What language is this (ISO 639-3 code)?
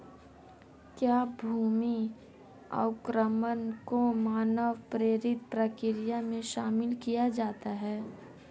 hin